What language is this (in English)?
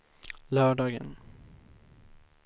Swedish